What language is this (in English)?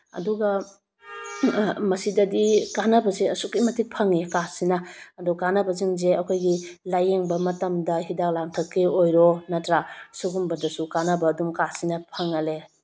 Manipuri